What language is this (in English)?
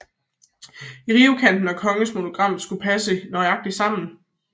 Danish